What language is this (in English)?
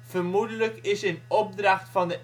Dutch